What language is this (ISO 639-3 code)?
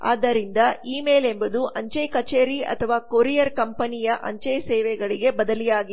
kan